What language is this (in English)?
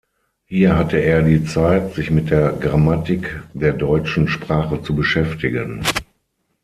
German